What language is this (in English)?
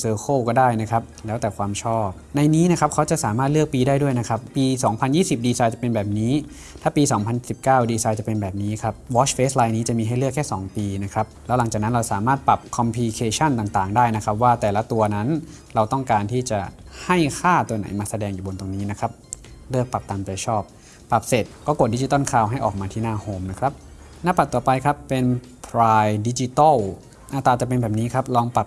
Thai